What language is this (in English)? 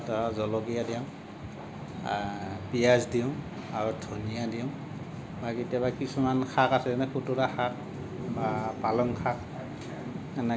Assamese